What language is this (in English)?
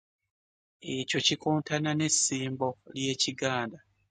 Ganda